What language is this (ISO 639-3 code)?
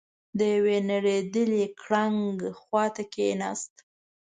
pus